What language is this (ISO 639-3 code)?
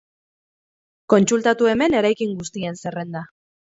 eus